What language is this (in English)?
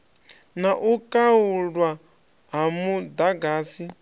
Venda